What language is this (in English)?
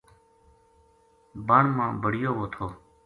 Gujari